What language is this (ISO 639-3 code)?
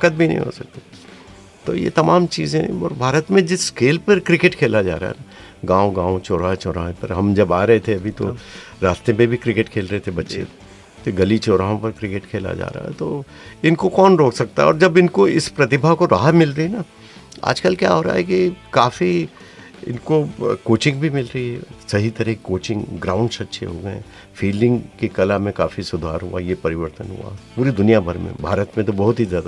hin